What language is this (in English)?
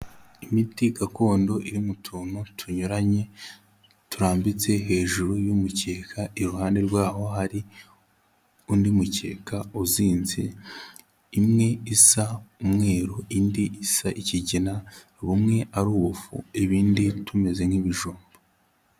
Kinyarwanda